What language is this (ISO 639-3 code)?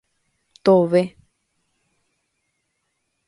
grn